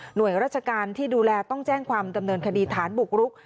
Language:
Thai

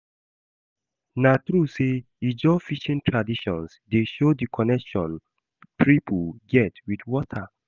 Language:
Nigerian Pidgin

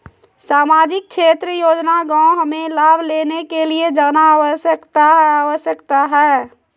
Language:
Magahi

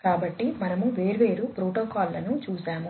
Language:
Telugu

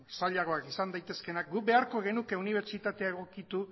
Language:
Basque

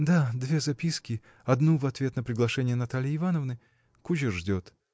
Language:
Russian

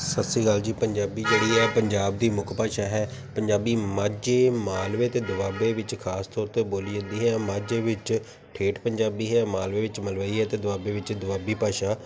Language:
Punjabi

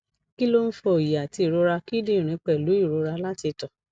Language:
Yoruba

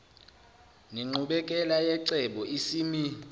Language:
Zulu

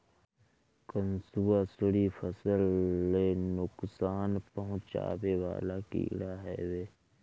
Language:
Bhojpuri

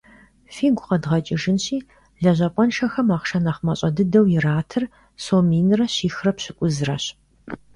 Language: Kabardian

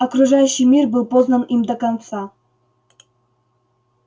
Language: Russian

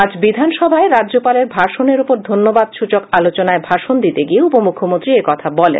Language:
Bangla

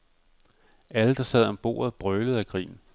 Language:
Danish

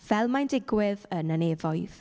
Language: Welsh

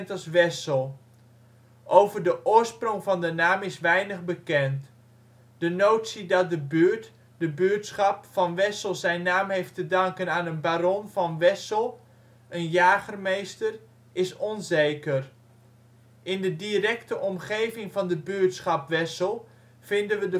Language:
Dutch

